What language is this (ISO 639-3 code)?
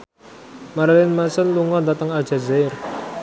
jav